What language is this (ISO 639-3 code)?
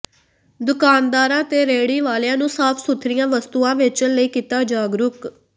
pan